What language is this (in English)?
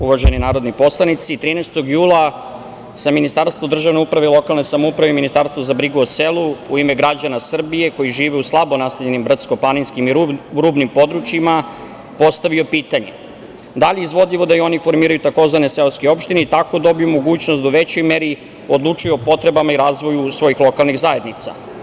Serbian